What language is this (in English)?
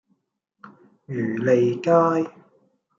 Cantonese